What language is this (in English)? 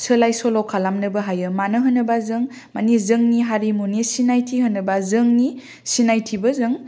Bodo